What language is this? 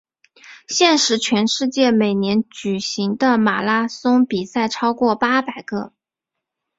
Chinese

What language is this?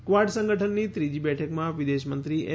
Gujarati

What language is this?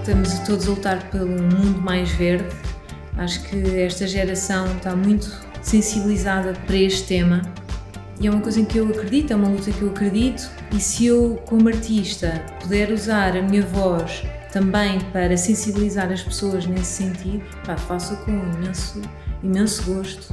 Portuguese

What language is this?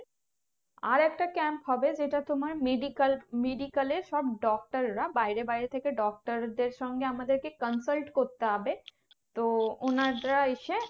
Bangla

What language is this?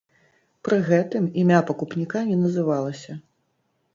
Belarusian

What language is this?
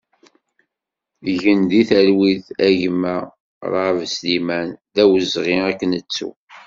Kabyle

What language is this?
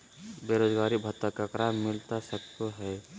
Magahi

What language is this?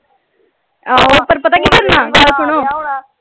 Punjabi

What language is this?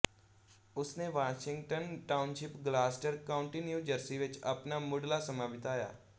Punjabi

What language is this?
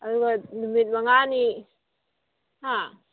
Manipuri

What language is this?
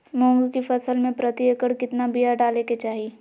Magahi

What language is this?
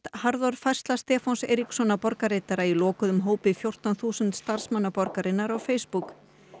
Icelandic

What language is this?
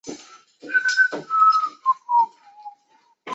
Chinese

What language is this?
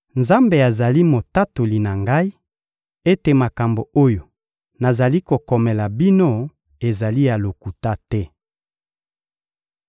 Lingala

